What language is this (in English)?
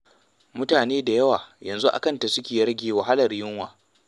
Hausa